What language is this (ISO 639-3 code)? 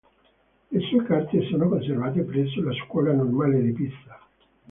ita